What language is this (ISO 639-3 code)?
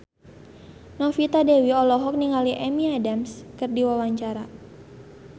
sun